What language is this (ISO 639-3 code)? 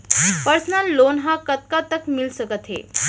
hne